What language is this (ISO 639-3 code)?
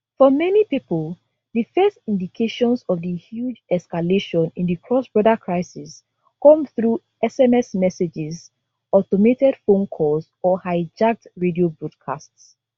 pcm